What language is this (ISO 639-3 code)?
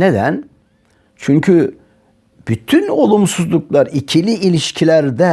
tur